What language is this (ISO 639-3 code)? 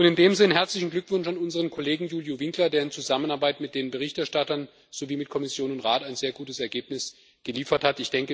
deu